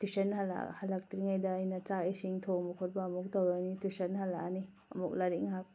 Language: Manipuri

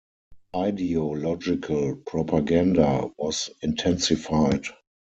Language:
English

